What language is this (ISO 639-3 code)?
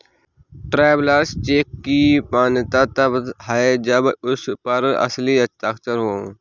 hin